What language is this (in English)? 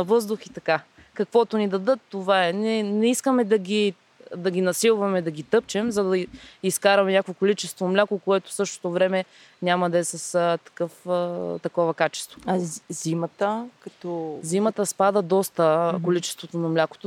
Bulgarian